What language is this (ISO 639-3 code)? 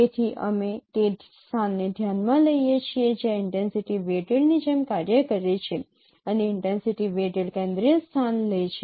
guj